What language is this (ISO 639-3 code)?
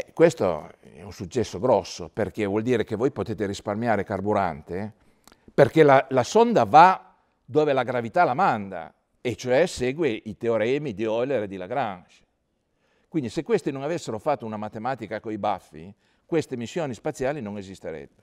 ita